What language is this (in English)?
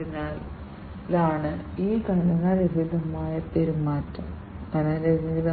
Malayalam